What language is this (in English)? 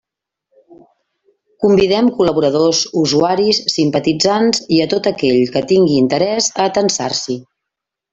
Catalan